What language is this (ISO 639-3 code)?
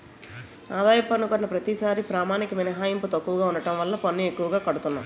tel